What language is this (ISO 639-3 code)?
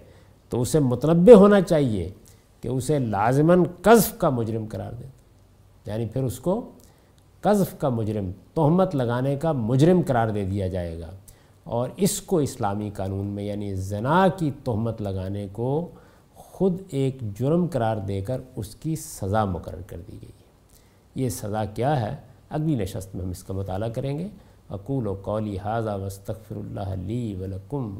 urd